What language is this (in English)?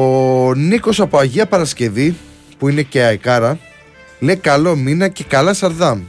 Greek